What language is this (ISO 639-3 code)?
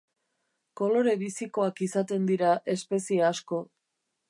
eus